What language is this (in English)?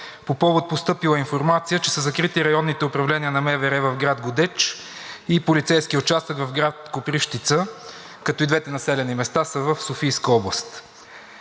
Bulgarian